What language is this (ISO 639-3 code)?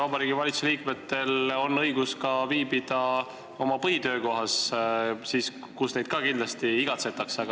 est